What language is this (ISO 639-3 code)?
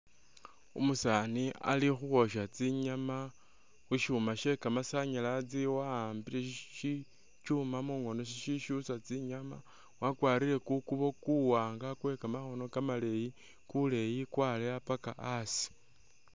myx